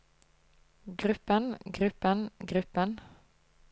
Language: Norwegian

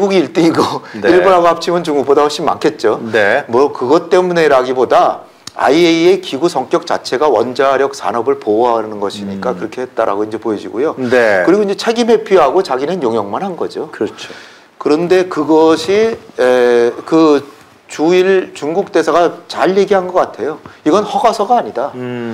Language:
Korean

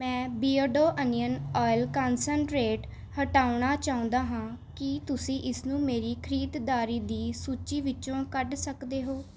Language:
Punjabi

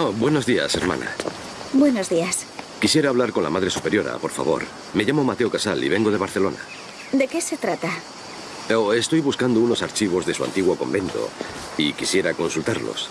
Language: Spanish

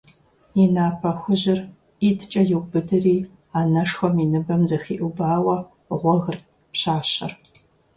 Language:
Kabardian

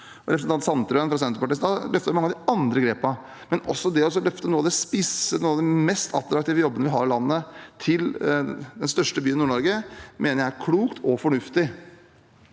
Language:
Norwegian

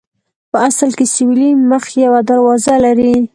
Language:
Pashto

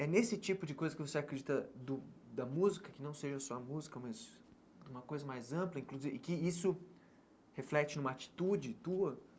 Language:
Portuguese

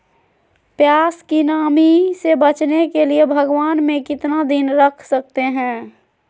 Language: Magahi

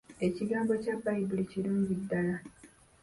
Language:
Ganda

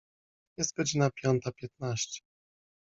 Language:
Polish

